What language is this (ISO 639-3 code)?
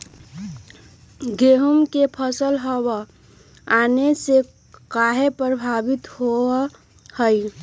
mag